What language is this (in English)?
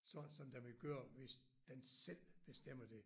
Danish